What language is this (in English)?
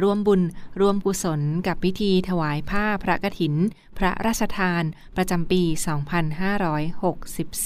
Thai